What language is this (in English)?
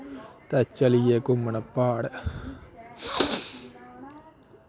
Dogri